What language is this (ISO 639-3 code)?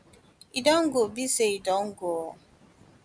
pcm